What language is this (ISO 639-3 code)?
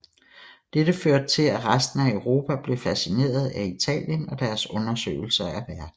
dan